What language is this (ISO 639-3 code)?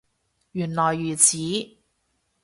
yue